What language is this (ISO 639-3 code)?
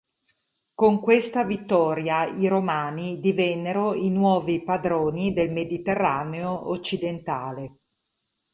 ita